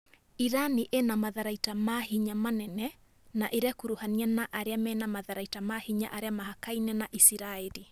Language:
Kikuyu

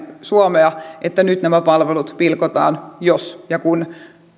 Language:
Finnish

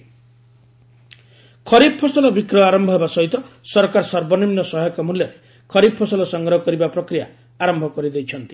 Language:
Odia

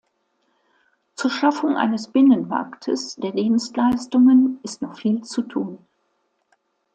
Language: German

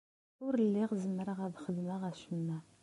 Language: Kabyle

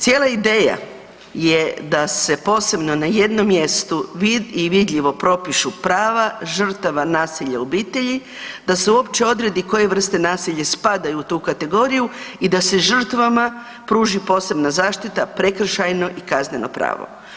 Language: Croatian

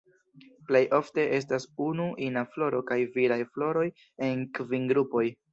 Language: Esperanto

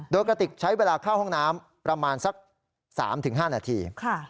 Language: Thai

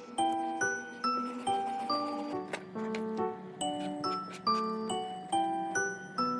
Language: Korean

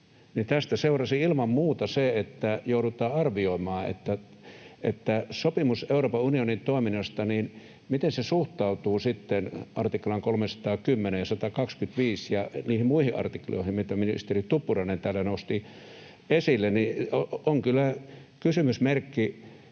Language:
Finnish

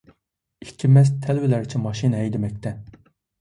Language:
Uyghur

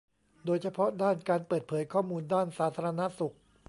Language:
Thai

